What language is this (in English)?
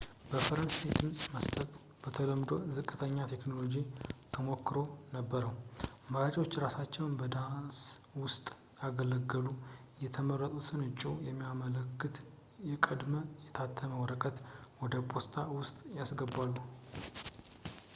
Amharic